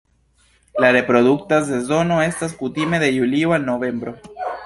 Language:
Esperanto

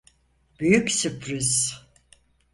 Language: Turkish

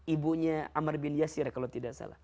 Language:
Indonesian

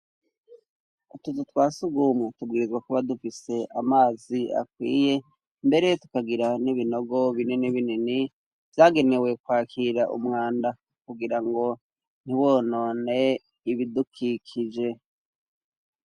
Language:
Rundi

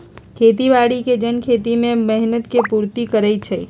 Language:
Magahi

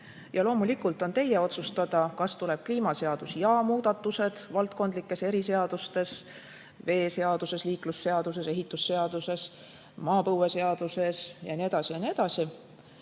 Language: Estonian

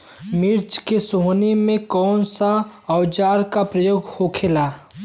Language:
Bhojpuri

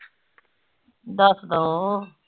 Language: Punjabi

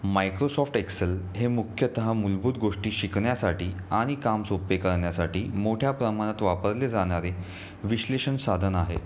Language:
Marathi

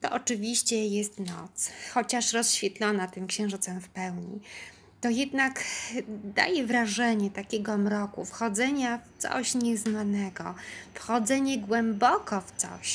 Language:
Polish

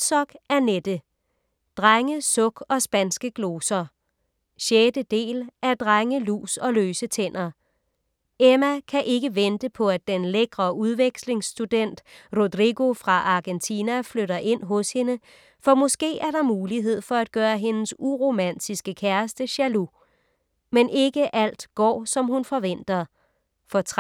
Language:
Danish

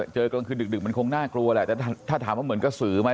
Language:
Thai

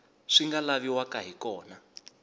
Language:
Tsonga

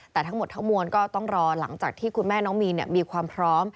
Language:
Thai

